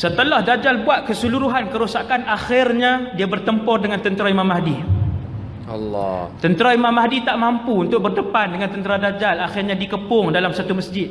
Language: Malay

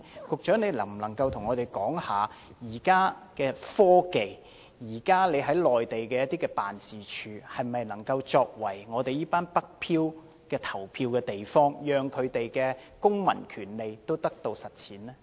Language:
Cantonese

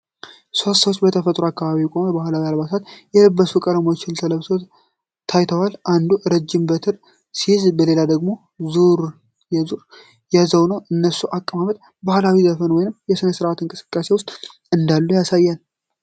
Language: Amharic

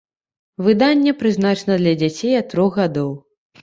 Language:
Belarusian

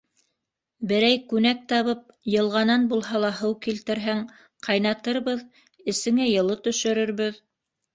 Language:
Bashkir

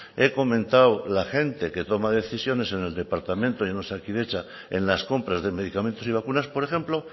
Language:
Spanish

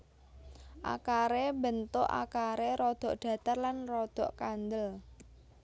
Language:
Javanese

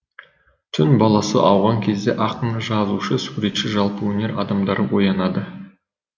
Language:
Kazakh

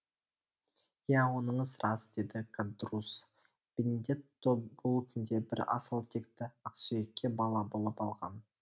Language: Kazakh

